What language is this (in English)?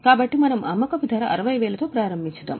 Telugu